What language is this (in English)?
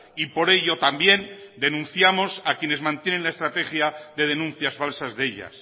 Spanish